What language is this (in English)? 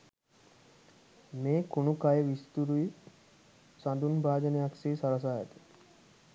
Sinhala